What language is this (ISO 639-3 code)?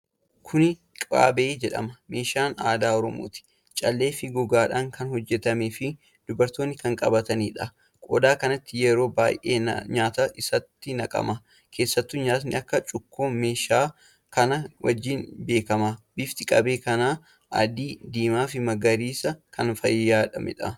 orm